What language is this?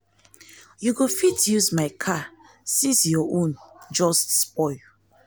Nigerian Pidgin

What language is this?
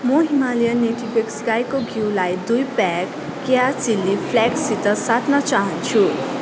Nepali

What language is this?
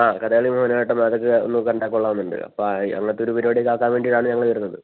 Malayalam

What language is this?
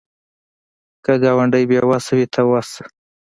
Pashto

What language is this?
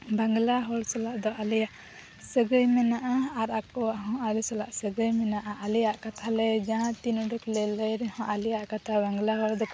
Santali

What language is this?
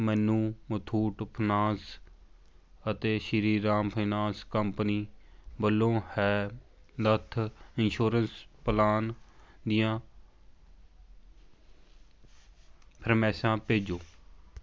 Punjabi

